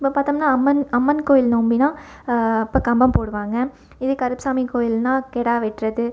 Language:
Tamil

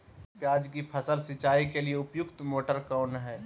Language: Magahi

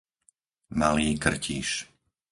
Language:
Slovak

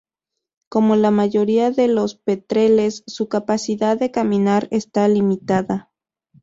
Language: Spanish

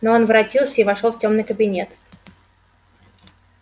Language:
Russian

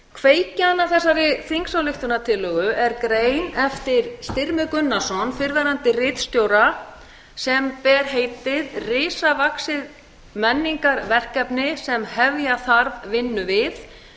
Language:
Icelandic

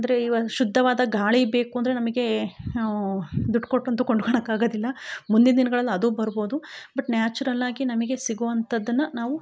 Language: Kannada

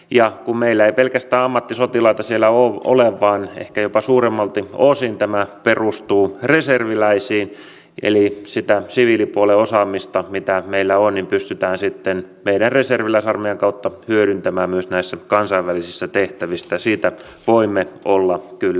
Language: Finnish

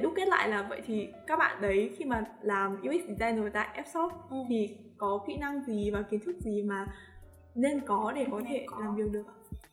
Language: Vietnamese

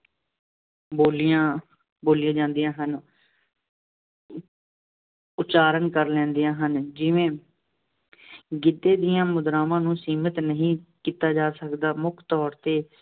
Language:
Punjabi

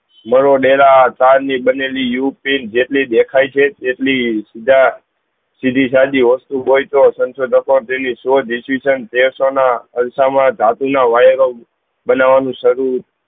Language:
Gujarati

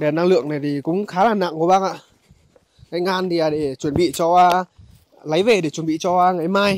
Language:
Vietnamese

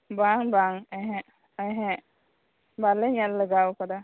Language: Santali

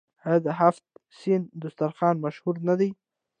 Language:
Pashto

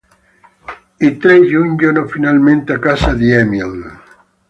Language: Italian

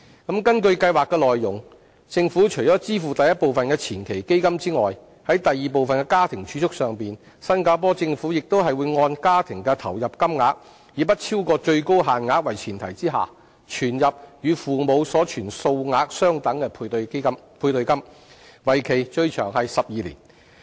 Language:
Cantonese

